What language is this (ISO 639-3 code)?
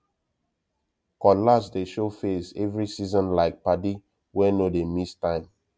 pcm